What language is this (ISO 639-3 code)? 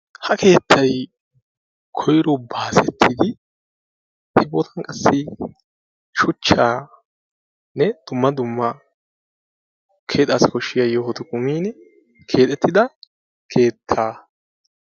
wal